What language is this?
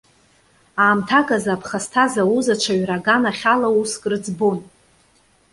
Abkhazian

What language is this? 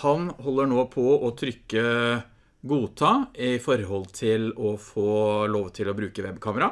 Norwegian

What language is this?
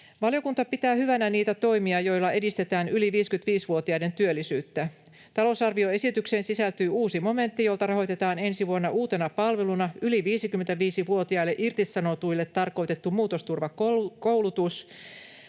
Finnish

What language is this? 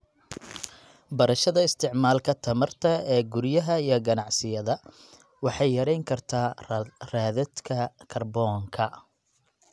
Somali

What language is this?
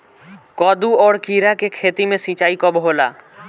Bhojpuri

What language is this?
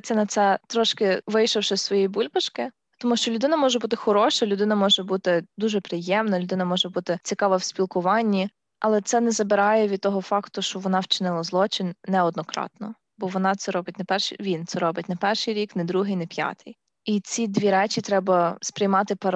Ukrainian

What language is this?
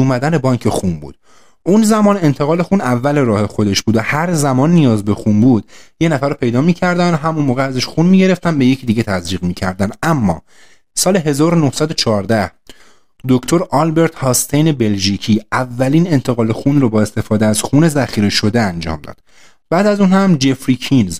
Persian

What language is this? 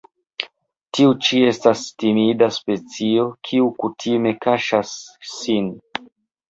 Esperanto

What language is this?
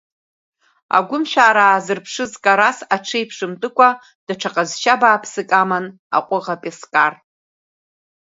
Abkhazian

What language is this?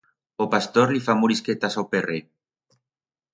Aragonese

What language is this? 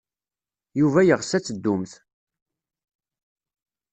Kabyle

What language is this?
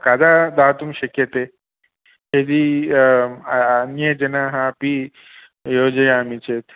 Sanskrit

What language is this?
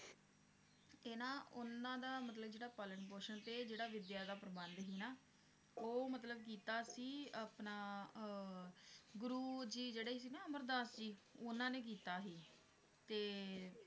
Punjabi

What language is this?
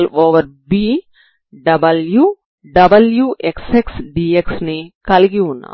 Telugu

